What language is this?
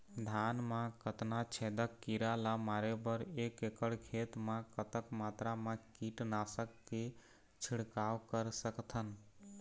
Chhattisgarhi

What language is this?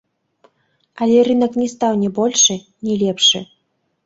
Belarusian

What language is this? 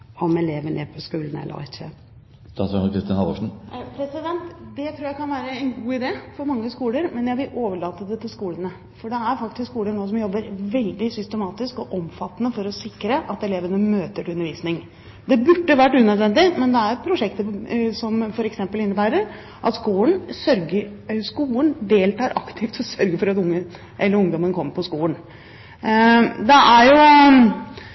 Norwegian Bokmål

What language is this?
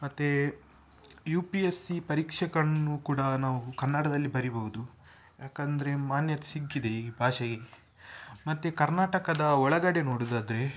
Kannada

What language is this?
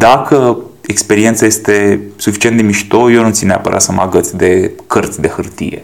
Romanian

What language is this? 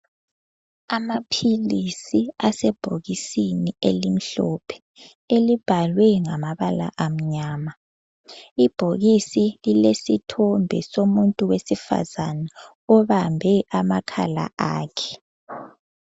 North Ndebele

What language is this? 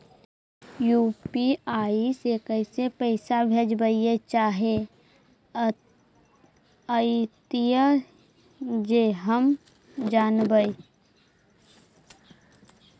Magahi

